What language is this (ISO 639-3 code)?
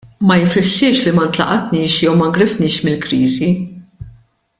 mlt